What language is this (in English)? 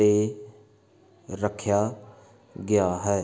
Punjabi